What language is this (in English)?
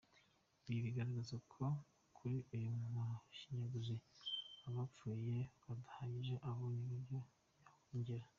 Kinyarwanda